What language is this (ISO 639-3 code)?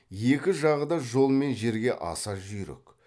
kaz